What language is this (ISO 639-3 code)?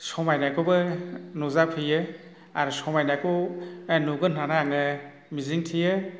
brx